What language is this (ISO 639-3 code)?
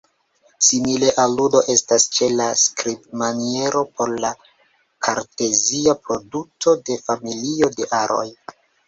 epo